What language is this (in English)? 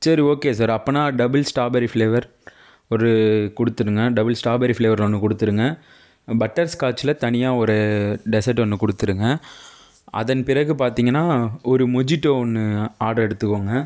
Tamil